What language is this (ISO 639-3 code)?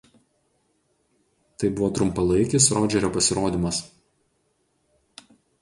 lit